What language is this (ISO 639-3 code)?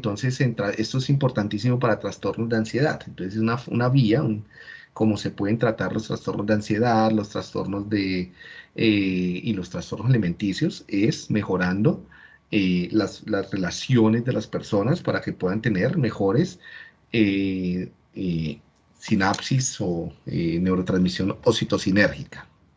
spa